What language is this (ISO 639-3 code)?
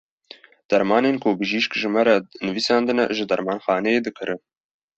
kur